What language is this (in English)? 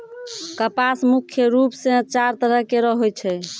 Maithili